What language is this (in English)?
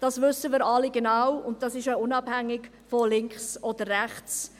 Swiss German